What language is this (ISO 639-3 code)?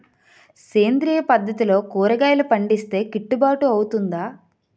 tel